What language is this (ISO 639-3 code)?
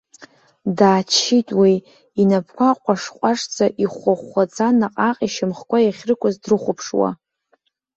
abk